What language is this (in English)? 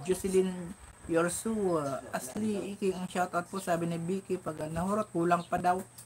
Filipino